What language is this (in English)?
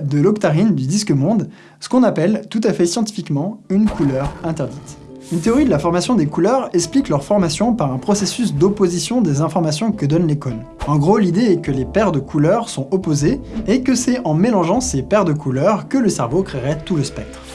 French